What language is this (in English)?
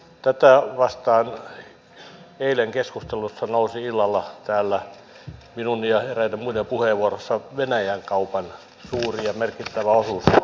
Finnish